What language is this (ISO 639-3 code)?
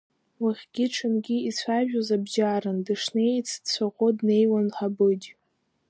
abk